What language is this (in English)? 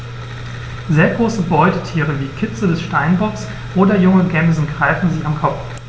German